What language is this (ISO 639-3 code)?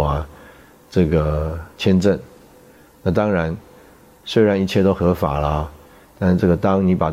zho